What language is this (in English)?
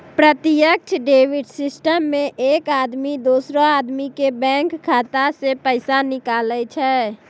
Maithili